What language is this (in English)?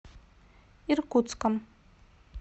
Russian